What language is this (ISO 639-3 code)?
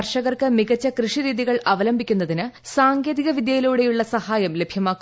mal